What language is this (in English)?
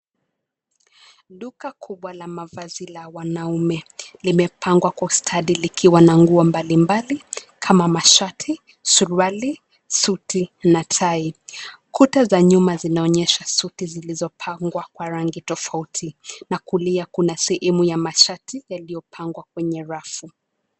Swahili